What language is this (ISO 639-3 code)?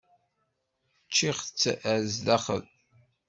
kab